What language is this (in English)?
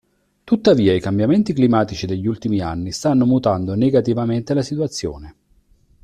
Italian